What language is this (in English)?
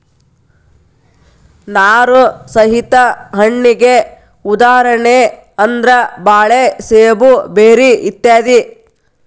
Kannada